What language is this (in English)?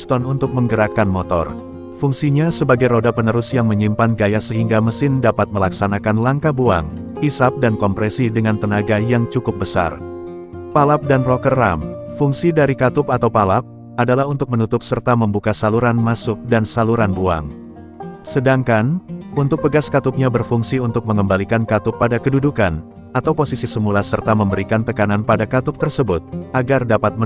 Indonesian